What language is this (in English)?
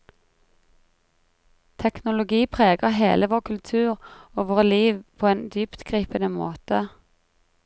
Norwegian